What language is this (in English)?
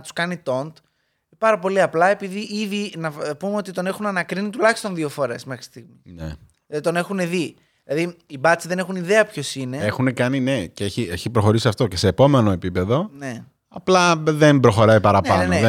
Greek